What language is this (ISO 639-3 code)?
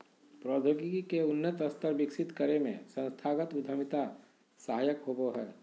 mag